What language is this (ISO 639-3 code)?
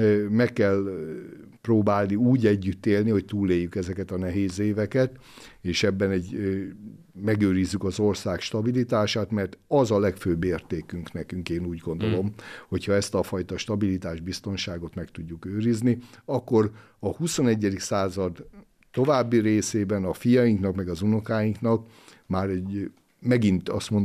hun